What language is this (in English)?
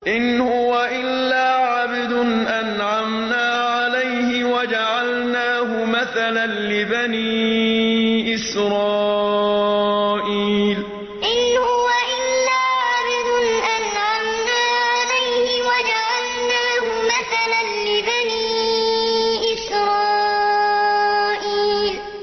Arabic